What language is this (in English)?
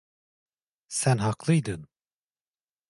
Turkish